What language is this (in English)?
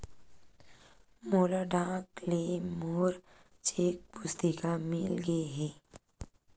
Chhattisgarhi